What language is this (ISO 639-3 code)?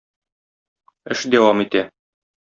tat